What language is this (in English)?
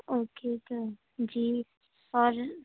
Urdu